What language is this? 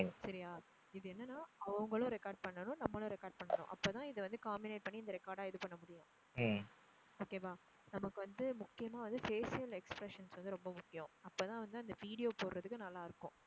Tamil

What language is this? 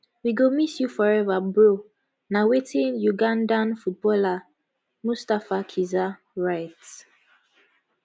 Nigerian Pidgin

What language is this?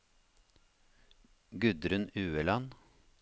Norwegian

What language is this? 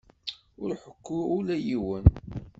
Kabyle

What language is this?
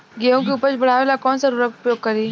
Bhojpuri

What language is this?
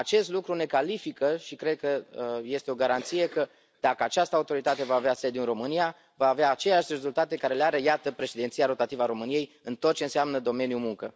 Romanian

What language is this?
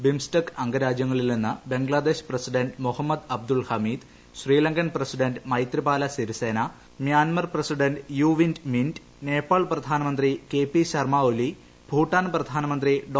Malayalam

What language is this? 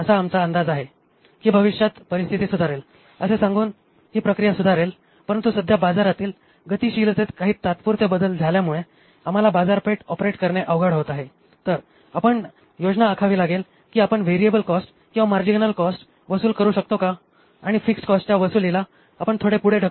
Marathi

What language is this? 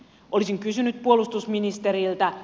Finnish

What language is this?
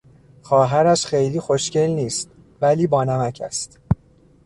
Persian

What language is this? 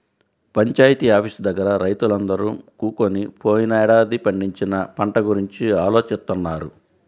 Telugu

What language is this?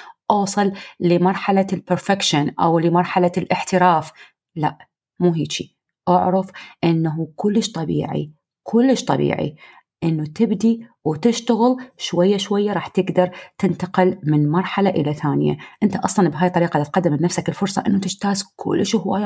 Arabic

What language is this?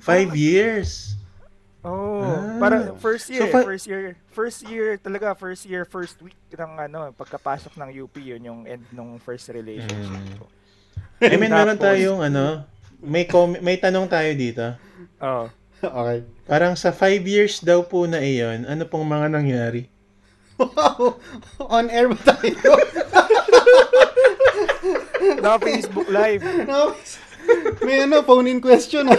Filipino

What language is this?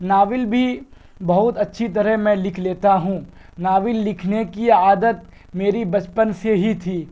Urdu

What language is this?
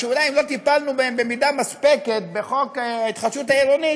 Hebrew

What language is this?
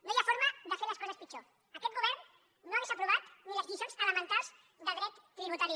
Catalan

